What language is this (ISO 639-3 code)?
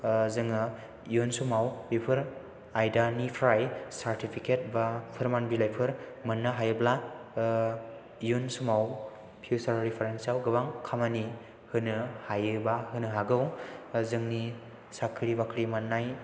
brx